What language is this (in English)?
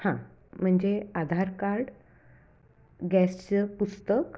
Marathi